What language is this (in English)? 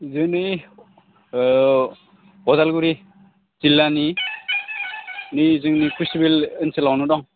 Bodo